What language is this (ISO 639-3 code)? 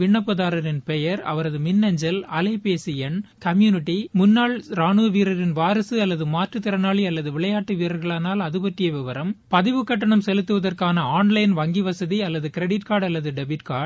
tam